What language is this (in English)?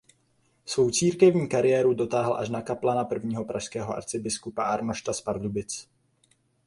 Czech